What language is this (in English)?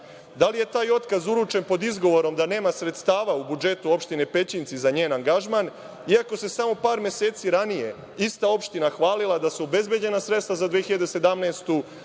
Serbian